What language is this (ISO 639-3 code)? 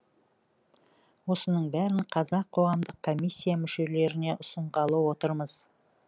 kaz